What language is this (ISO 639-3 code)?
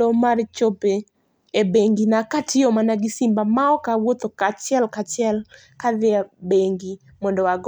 luo